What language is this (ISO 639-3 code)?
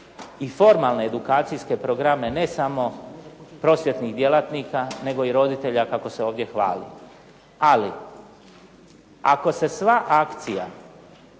hrv